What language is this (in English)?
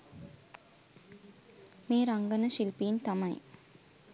Sinhala